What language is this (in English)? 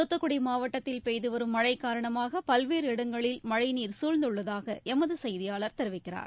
Tamil